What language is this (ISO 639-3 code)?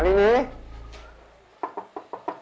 ind